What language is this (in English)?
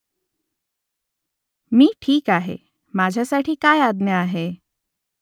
Marathi